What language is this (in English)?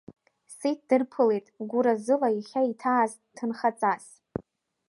Abkhazian